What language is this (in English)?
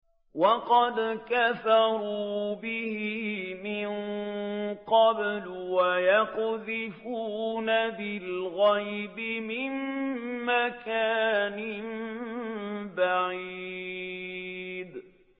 Arabic